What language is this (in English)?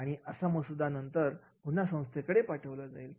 Marathi